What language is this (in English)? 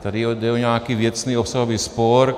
Czech